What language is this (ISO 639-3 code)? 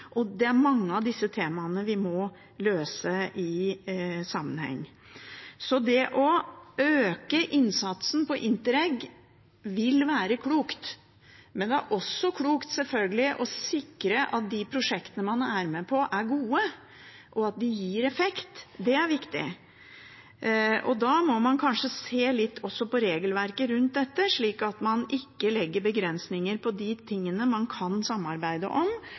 nob